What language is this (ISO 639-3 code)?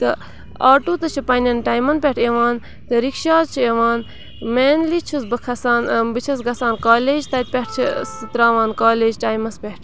kas